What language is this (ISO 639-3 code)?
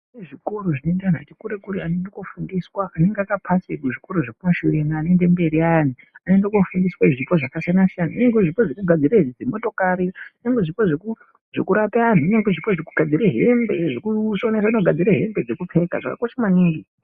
ndc